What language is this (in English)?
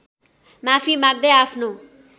Nepali